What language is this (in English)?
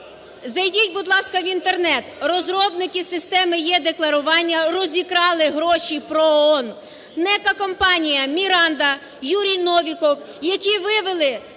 Ukrainian